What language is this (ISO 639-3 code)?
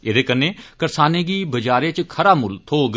doi